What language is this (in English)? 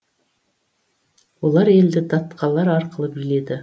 Kazakh